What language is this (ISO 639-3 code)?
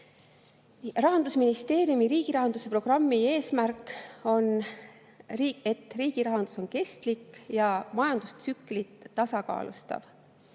est